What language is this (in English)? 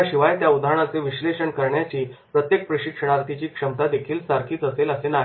Marathi